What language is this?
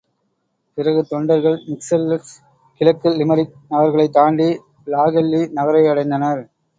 Tamil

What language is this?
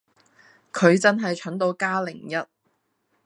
Cantonese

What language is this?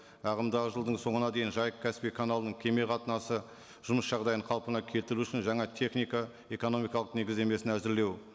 Kazakh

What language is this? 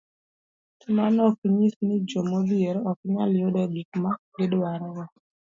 Luo (Kenya and Tanzania)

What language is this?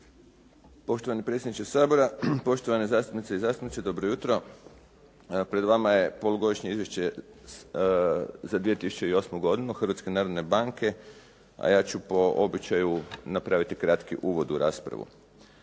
Croatian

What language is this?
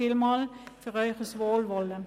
Swiss German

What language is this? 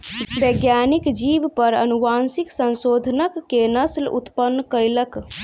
Maithili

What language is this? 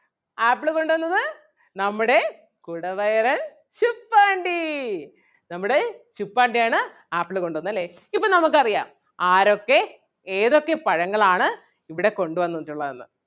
Malayalam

